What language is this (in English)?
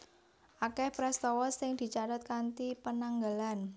Javanese